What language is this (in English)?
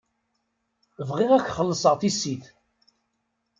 Kabyle